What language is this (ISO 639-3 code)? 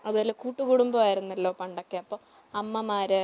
mal